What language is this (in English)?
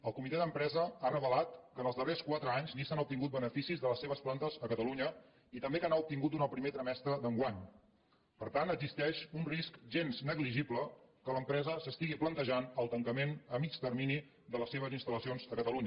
Catalan